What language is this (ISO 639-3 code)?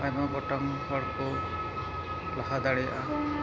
sat